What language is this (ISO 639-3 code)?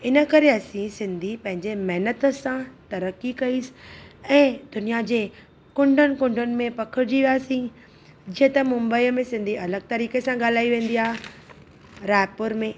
snd